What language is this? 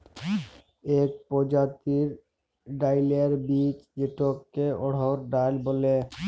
Bangla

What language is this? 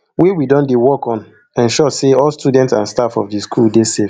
Nigerian Pidgin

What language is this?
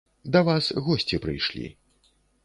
Belarusian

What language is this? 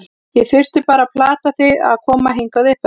Icelandic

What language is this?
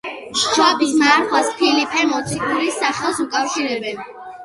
Georgian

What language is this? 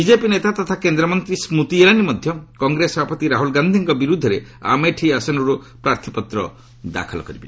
Odia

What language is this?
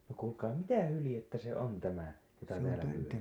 Finnish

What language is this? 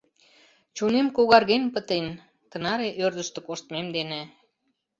Mari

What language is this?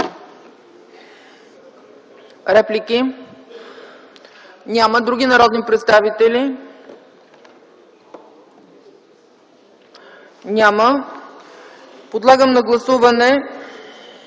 Bulgarian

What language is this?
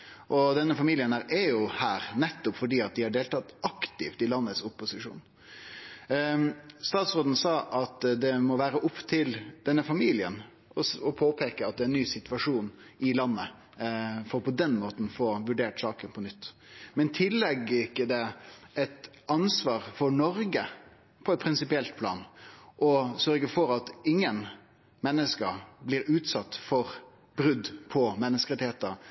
Norwegian Nynorsk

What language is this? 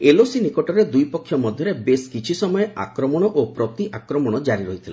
Odia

